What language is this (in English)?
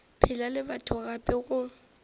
Northern Sotho